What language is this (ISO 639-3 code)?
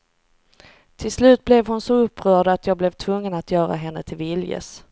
swe